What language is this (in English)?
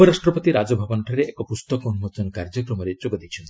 Odia